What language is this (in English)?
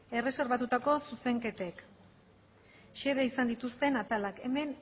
Basque